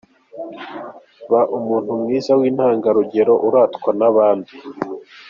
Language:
Kinyarwanda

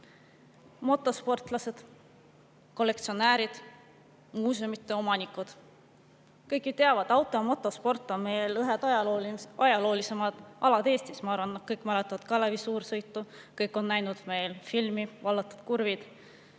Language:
Estonian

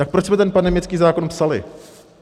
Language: Czech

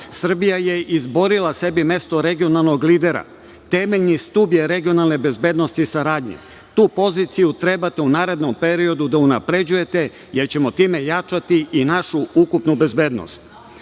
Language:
Serbian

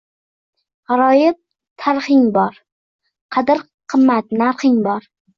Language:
Uzbek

